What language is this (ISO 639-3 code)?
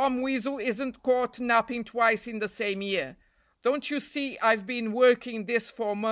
eng